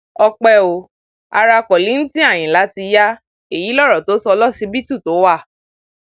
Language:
Yoruba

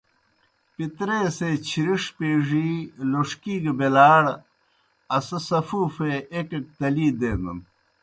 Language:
Kohistani Shina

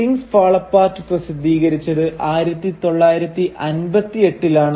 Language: Malayalam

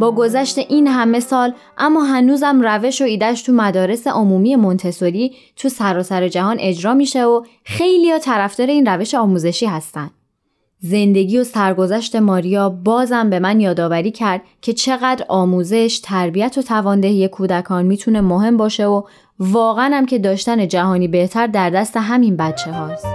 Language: Persian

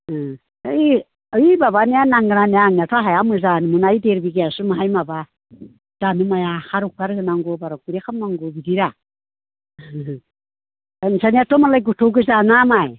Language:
Bodo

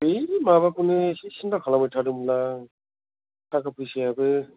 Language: Bodo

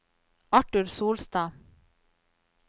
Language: Norwegian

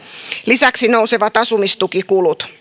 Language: Finnish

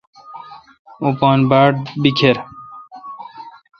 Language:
Kalkoti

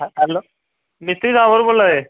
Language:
Dogri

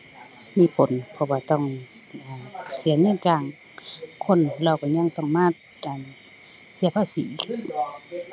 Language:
Thai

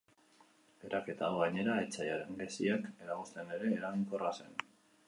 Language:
Basque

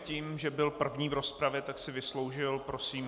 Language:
Czech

